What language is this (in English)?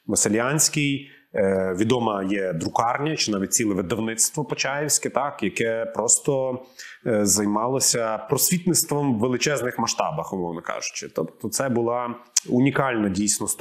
Ukrainian